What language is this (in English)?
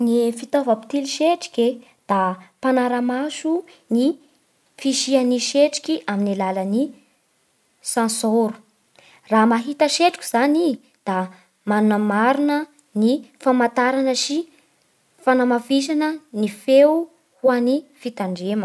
Bara Malagasy